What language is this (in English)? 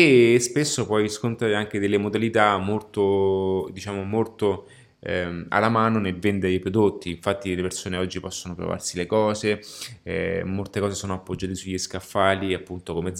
Italian